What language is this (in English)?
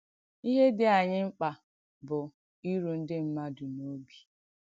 Igbo